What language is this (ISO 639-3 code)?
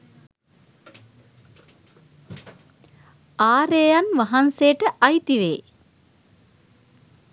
sin